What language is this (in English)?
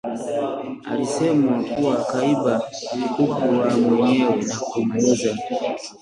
Swahili